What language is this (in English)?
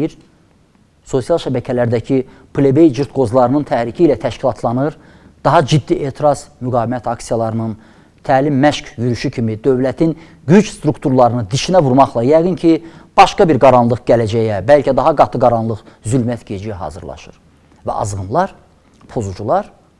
Turkish